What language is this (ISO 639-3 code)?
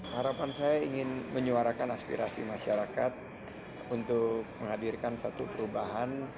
ind